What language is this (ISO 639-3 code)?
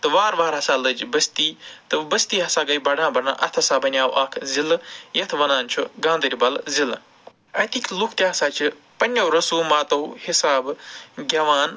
kas